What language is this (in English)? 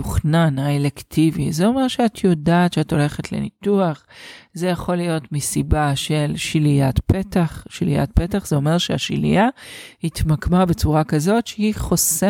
Hebrew